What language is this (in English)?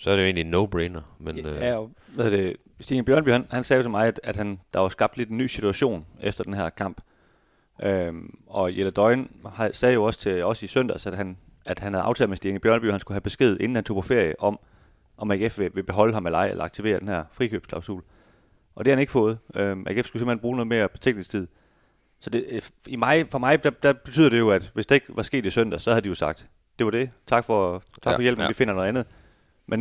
Danish